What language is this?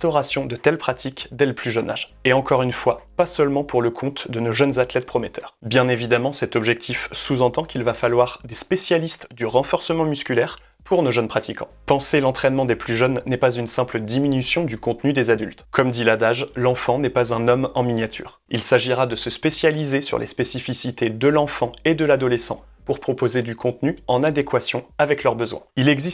French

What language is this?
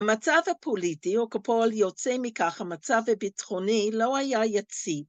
Hebrew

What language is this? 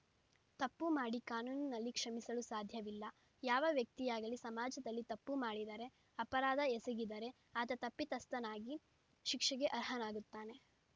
Kannada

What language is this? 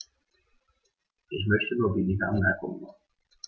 German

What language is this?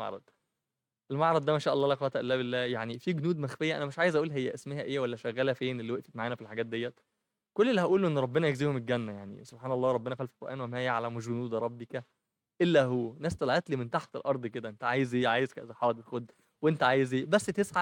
Arabic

